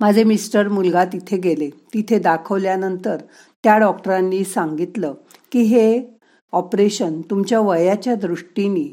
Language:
Marathi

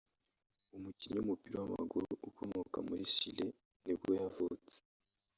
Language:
Kinyarwanda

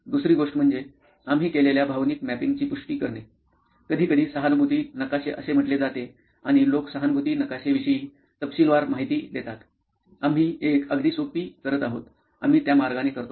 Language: Marathi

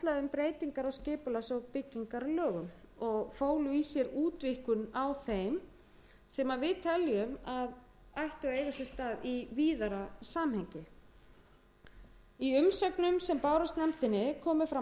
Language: Icelandic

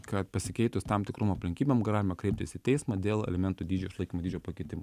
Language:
Lithuanian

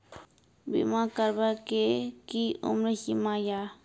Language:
Maithili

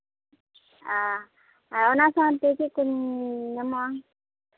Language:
Santali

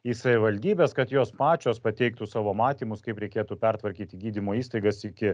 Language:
Lithuanian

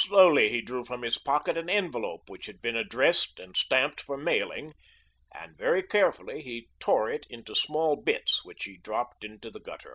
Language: English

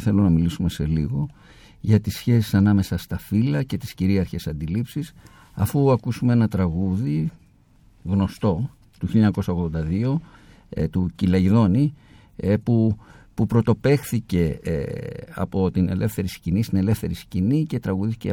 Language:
Greek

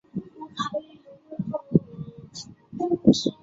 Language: Chinese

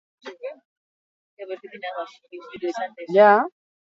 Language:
Basque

